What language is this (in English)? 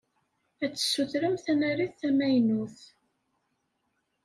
Kabyle